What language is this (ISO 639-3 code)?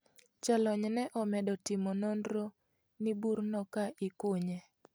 luo